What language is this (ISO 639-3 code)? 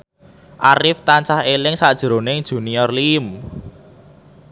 jav